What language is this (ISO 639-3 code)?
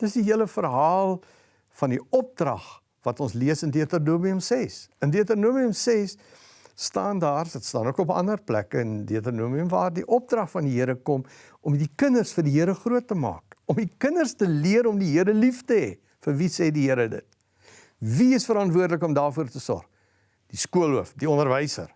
nld